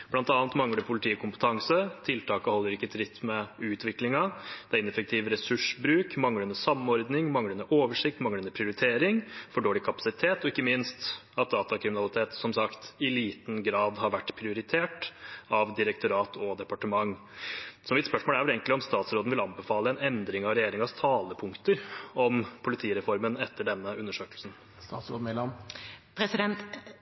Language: Norwegian Bokmål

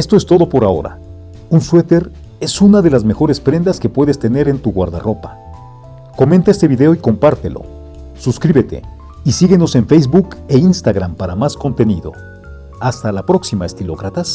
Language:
Spanish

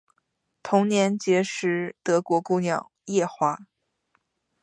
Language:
Chinese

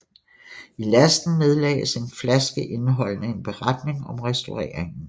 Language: Danish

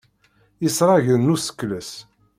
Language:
Kabyle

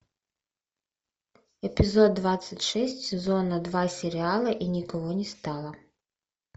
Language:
Russian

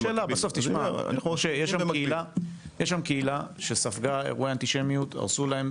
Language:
Hebrew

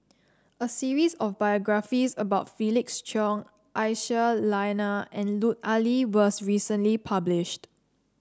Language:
English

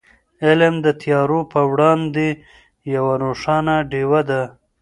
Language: Pashto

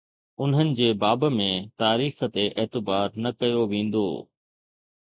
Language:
Sindhi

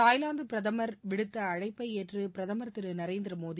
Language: Tamil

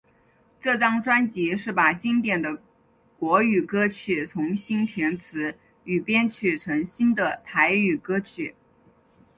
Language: Chinese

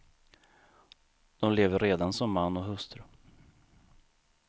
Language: Swedish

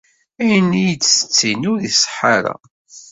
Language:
Kabyle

